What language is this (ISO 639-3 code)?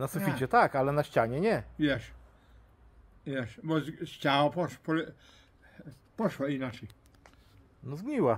pol